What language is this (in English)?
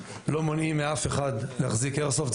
Hebrew